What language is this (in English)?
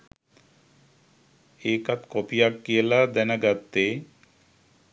Sinhala